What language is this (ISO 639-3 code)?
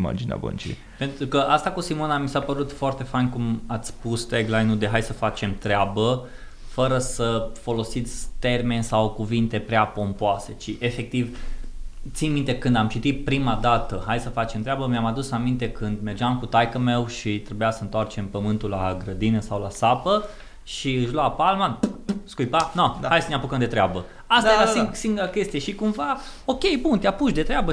ron